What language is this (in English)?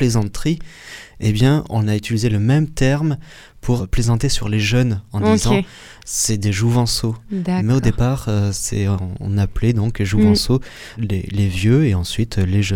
French